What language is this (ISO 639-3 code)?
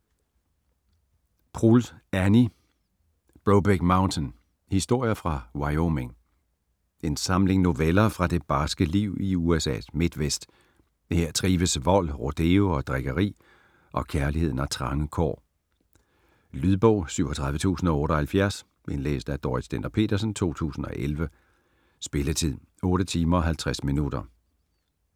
dan